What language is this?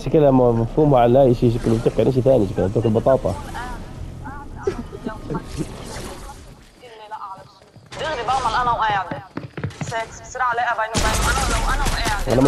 Arabic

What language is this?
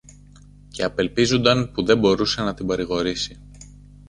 Greek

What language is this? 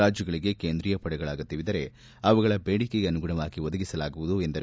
Kannada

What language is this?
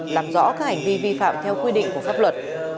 Vietnamese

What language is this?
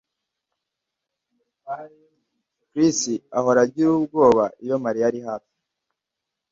Kinyarwanda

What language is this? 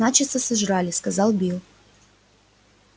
Russian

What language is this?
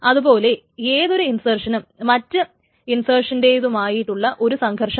Malayalam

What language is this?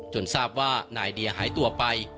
Thai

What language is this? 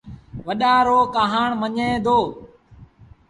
Sindhi Bhil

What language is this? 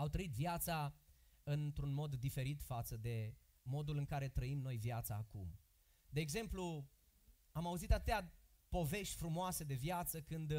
Romanian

